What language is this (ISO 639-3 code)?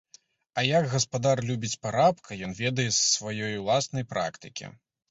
bel